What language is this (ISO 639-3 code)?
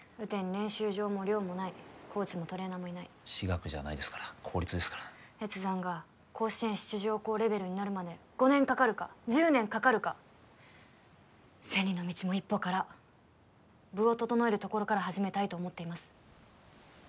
jpn